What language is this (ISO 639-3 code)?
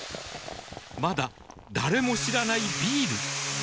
jpn